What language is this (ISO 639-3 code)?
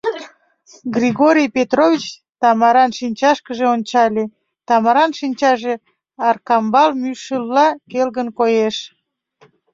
chm